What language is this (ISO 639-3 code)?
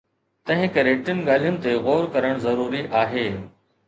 snd